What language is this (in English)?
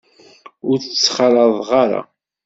Kabyle